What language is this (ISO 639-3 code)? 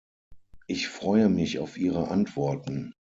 deu